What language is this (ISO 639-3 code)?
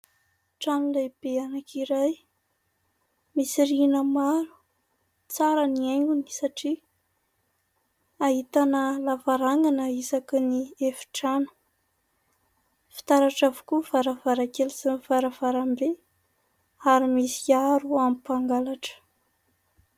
mlg